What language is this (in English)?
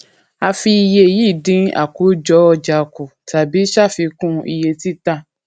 Yoruba